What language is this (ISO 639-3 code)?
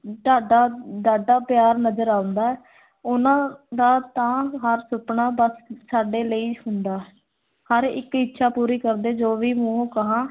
pan